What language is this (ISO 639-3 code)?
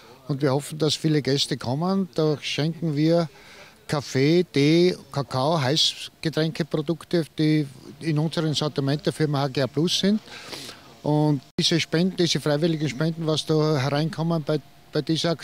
deu